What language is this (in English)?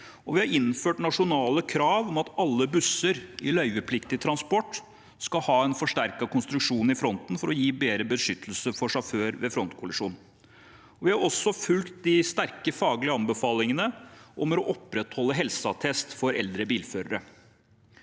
Norwegian